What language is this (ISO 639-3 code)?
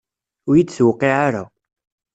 kab